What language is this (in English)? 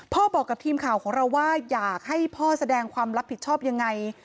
Thai